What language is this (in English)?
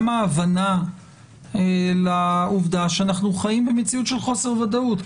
Hebrew